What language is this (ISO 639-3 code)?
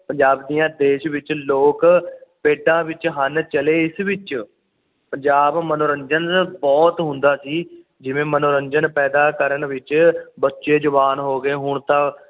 pan